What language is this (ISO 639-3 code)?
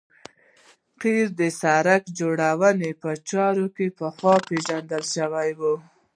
pus